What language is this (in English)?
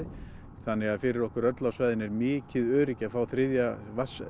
Icelandic